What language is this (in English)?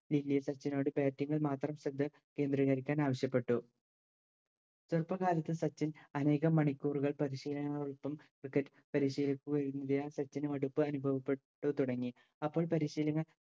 Malayalam